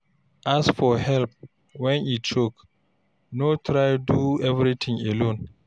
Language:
Nigerian Pidgin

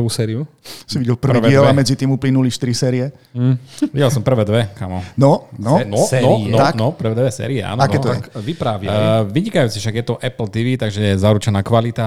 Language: Slovak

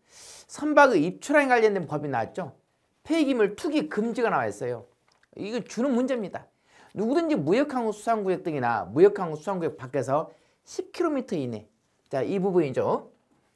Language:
Korean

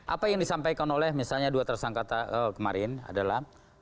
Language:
Indonesian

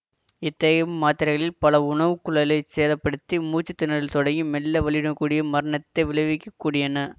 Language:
Tamil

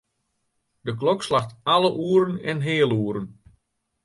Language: Western Frisian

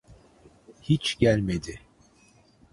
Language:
Turkish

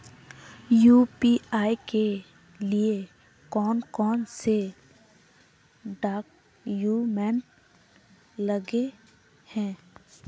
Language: Magahi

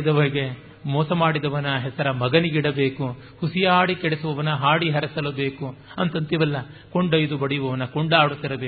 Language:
Kannada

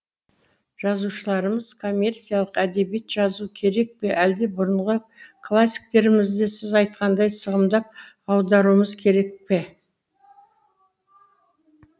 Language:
Kazakh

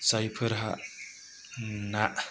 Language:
Bodo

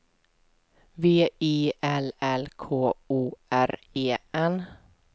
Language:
Swedish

